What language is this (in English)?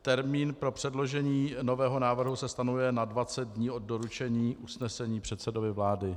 Czech